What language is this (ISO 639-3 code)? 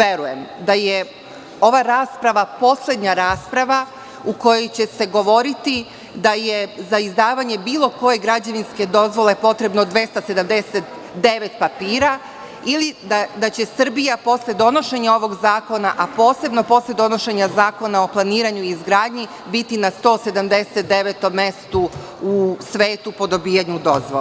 srp